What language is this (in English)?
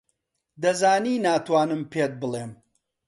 Central Kurdish